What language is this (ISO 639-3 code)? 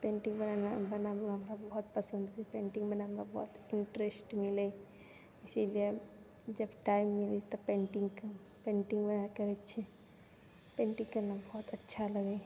mai